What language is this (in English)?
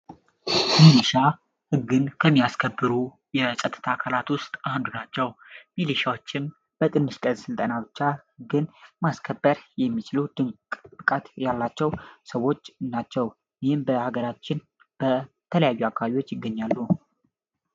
Amharic